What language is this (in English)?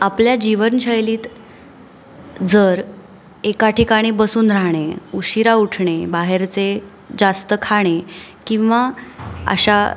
Marathi